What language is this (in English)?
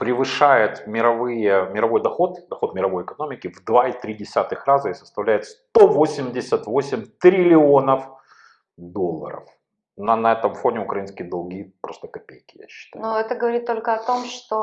Russian